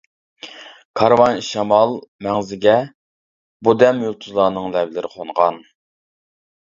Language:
Uyghur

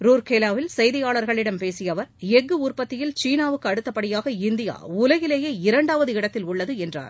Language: Tamil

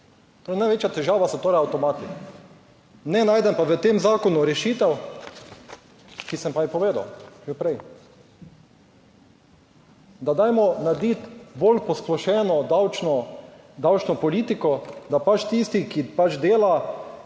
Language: Slovenian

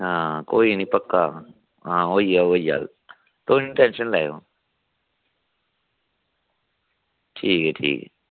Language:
Dogri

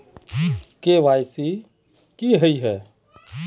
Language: Magahi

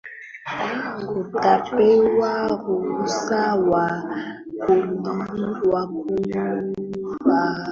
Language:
Swahili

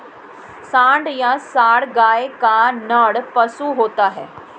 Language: Hindi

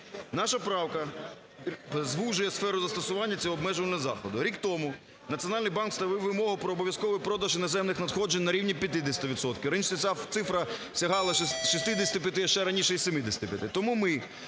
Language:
Ukrainian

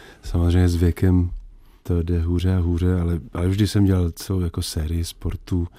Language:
Czech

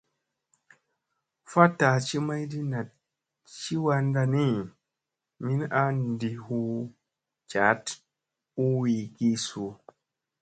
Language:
Musey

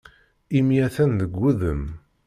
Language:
Kabyle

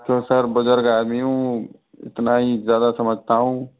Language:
Hindi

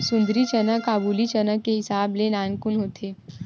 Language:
Chhattisgarhi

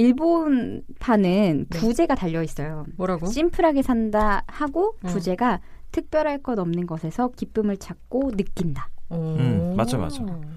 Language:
Korean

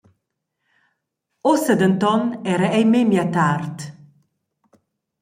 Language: Romansh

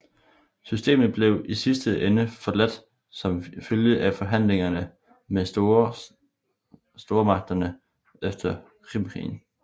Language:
Danish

